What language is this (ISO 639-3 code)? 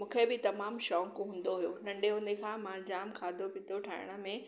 snd